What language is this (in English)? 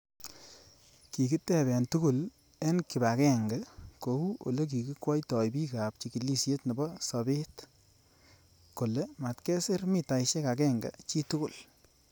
Kalenjin